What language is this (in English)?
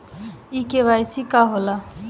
Bhojpuri